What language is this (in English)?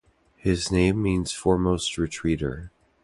English